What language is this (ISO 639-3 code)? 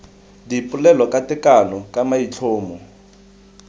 tsn